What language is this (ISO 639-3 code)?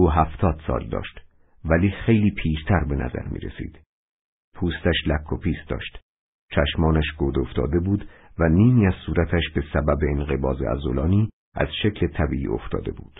fas